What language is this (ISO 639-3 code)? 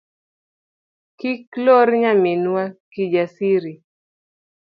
luo